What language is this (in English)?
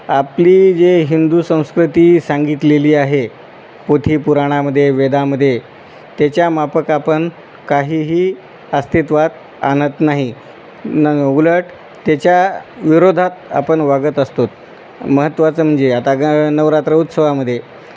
Marathi